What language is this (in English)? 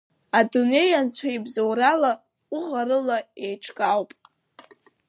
Abkhazian